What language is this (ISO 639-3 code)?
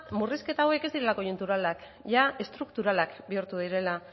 eus